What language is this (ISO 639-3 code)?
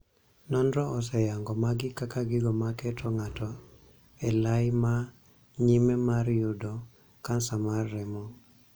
luo